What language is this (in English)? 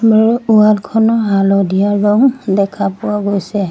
Assamese